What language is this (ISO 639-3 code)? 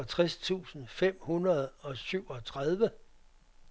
dan